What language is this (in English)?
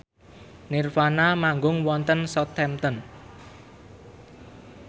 Javanese